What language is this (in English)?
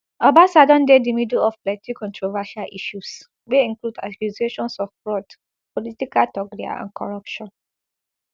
Nigerian Pidgin